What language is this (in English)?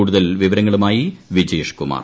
Malayalam